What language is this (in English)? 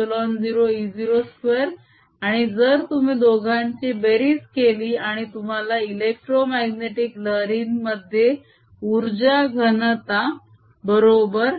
Marathi